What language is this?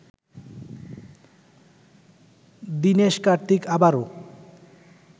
Bangla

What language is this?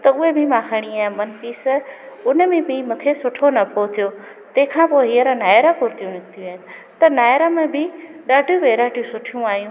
Sindhi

